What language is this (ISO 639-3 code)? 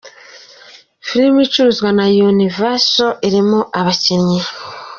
kin